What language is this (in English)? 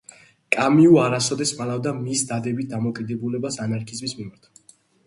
Georgian